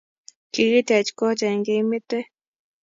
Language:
Kalenjin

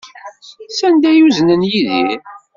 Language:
Kabyle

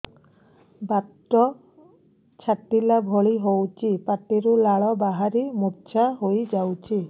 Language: Odia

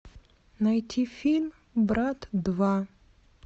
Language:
Russian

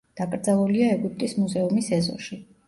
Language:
Georgian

